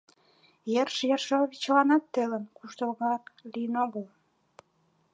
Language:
Mari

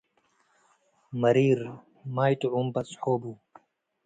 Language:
Tigre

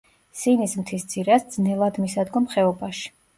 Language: Georgian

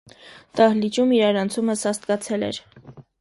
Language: Armenian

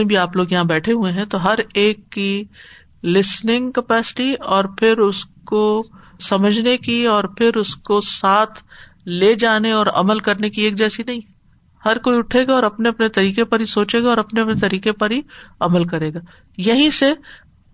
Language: Urdu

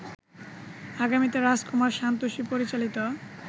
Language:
Bangla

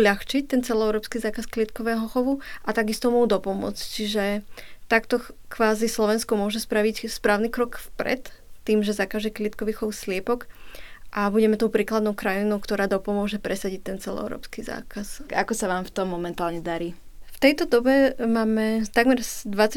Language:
Slovak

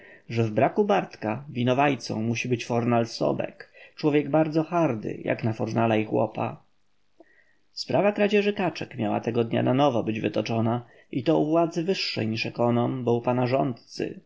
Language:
Polish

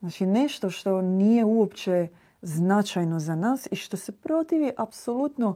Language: Croatian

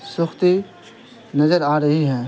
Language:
Urdu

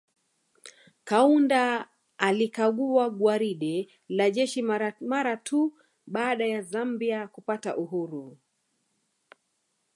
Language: Swahili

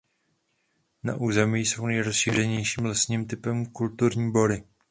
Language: Czech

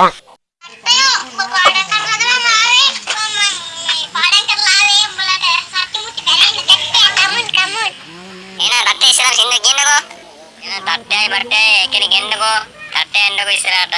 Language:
Sinhala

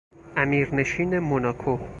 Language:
Persian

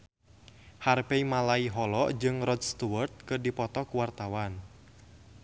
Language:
Sundanese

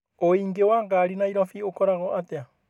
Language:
Kikuyu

